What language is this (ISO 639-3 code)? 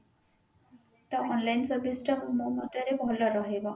ori